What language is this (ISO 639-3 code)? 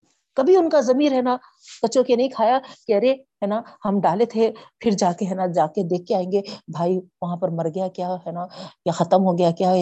urd